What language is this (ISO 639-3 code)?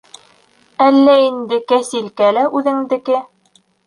bak